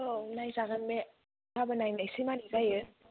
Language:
Bodo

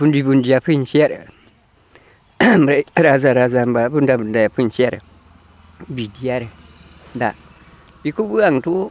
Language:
Bodo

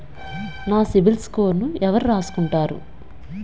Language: Telugu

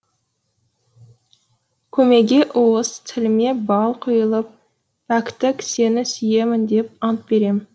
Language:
Kazakh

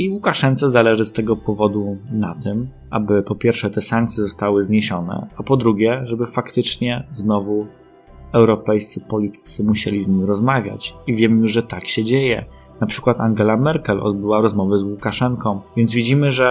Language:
Polish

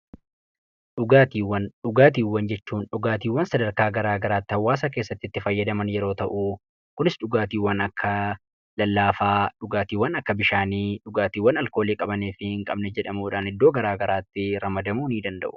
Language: Oromo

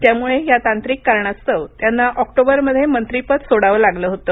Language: Marathi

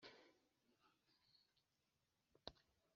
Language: Kinyarwanda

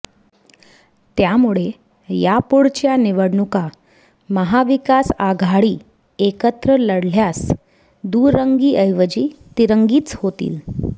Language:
Marathi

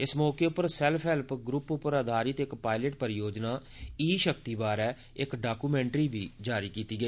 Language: Dogri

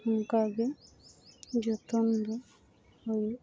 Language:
Santali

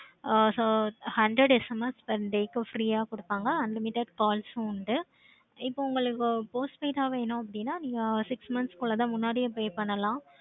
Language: Tamil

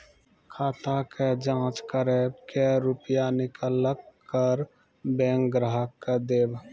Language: Maithili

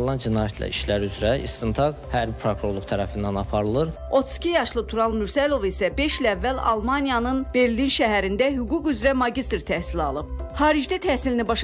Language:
Turkish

